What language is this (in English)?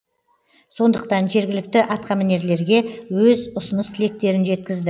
Kazakh